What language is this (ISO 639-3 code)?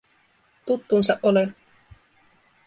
fin